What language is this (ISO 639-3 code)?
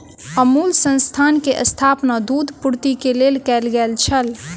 mai